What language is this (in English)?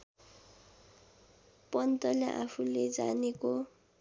Nepali